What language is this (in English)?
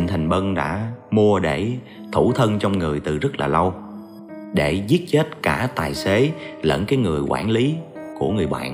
Vietnamese